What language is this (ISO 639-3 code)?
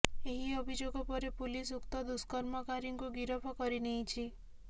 ori